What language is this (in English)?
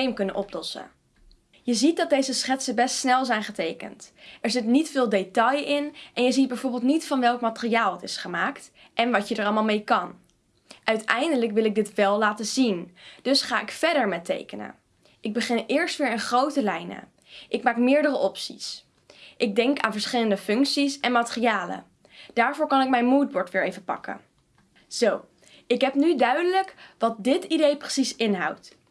Dutch